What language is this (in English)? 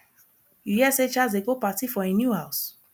Nigerian Pidgin